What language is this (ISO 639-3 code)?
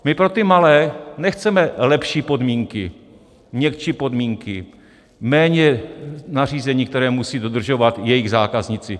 ces